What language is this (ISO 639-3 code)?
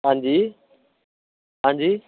pan